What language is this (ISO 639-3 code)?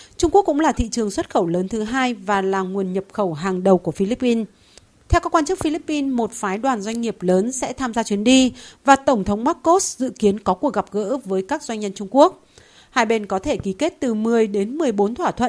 vie